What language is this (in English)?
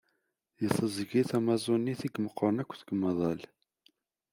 Kabyle